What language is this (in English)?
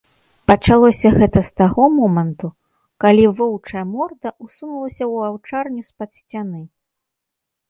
Belarusian